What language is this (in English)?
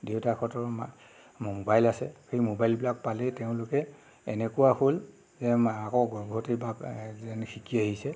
Assamese